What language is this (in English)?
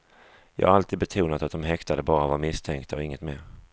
Swedish